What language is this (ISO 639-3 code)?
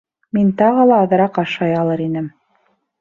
bak